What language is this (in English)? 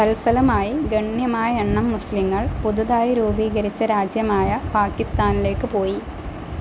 Malayalam